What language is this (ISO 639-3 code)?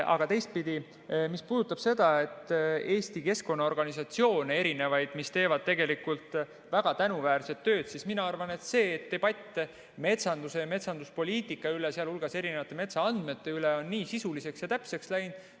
est